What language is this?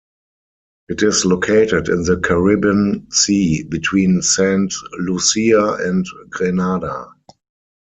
English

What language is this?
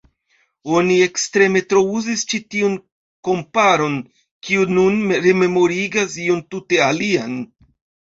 Esperanto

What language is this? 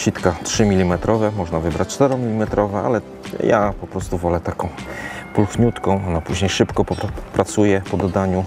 Polish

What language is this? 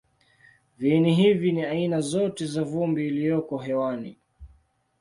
Swahili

